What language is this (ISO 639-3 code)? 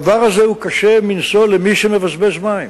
heb